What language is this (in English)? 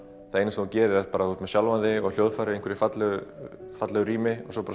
Icelandic